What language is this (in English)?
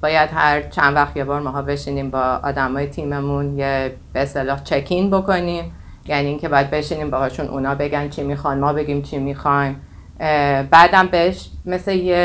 Persian